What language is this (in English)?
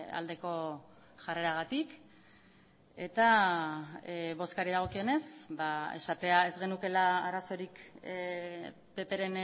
Basque